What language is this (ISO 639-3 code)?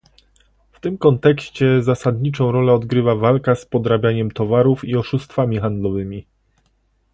pol